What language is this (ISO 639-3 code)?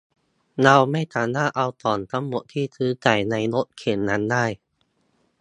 tha